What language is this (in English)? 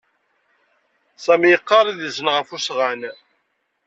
Kabyle